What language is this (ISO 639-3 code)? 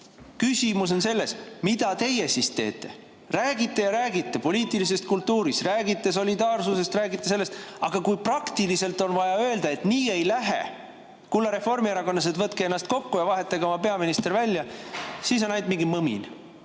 est